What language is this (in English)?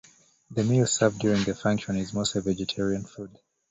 English